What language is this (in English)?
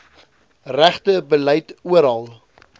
Afrikaans